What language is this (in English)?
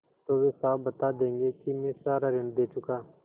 Hindi